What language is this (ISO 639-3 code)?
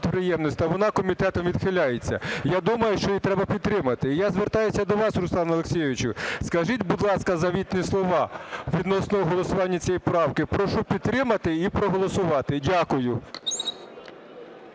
ukr